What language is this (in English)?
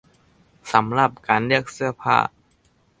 Thai